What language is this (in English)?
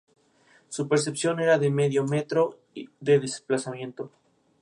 Spanish